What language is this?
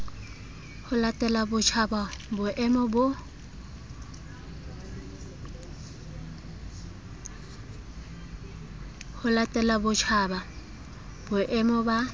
Southern Sotho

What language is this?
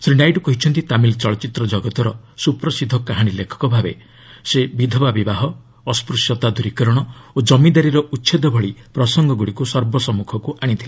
Odia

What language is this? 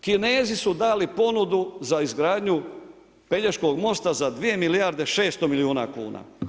Croatian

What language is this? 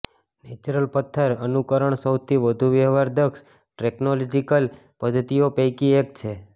Gujarati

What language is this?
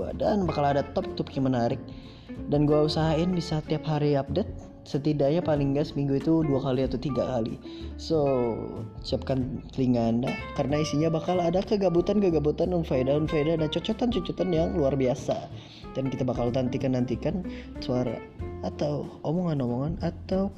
Indonesian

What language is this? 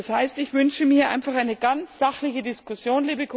German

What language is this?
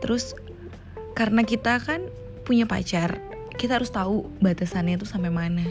Indonesian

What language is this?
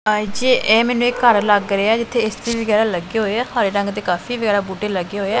Punjabi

